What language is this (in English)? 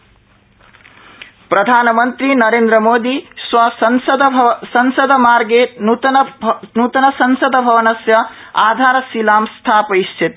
Sanskrit